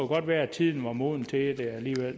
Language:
Danish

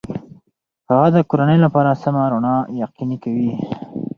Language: Pashto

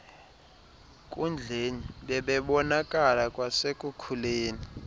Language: Xhosa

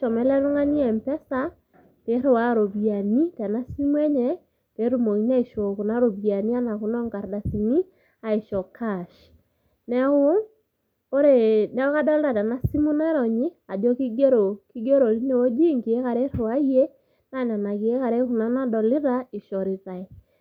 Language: Masai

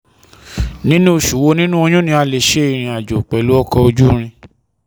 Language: Yoruba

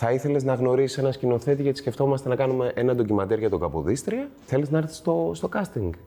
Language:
Greek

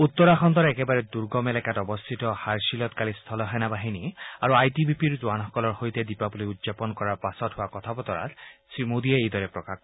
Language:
Assamese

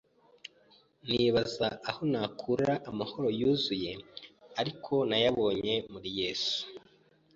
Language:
Kinyarwanda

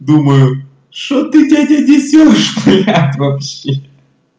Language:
Russian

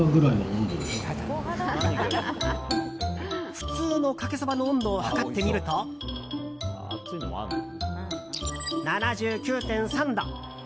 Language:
Japanese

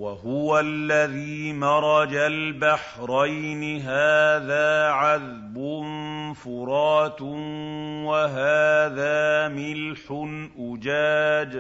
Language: Arabic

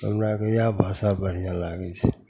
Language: Maithili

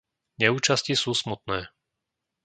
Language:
Slovak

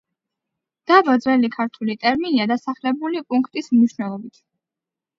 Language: Georgian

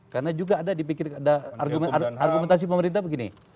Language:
Indonesian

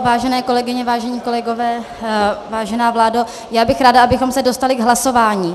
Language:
Czech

